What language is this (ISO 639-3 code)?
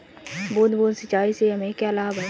hin